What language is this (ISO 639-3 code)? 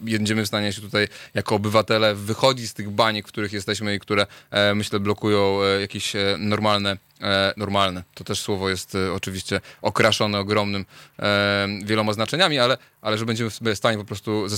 pol